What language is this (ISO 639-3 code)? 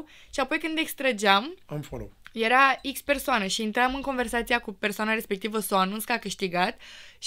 ron